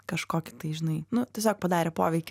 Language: Lithuanian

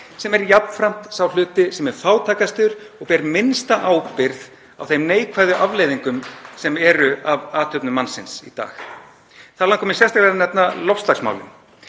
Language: Icelandic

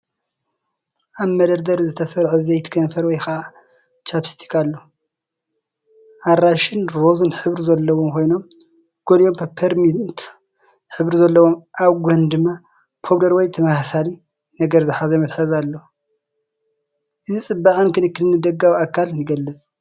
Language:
Tigrinya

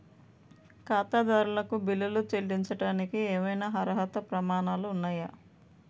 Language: Telugu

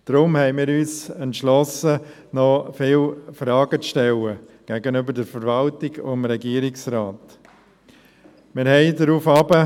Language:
Swiss German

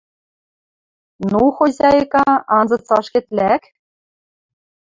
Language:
Western Mari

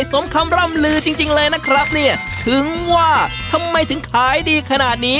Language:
Thai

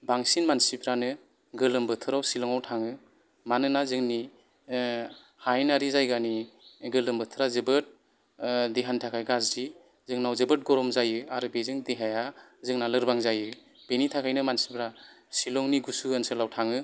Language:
Bodo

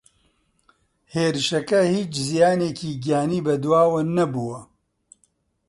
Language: Central Kurdish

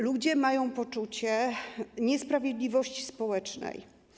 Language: Polish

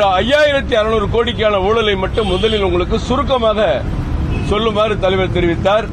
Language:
Romanian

